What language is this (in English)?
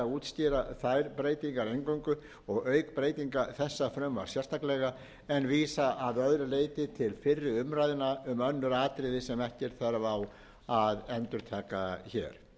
Icelandic